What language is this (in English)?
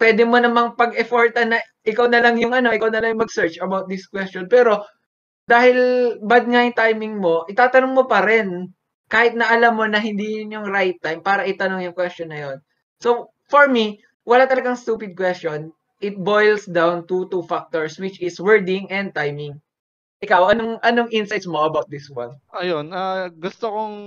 Filipino